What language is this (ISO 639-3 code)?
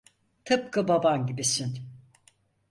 tur